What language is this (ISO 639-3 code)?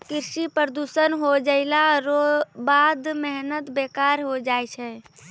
mai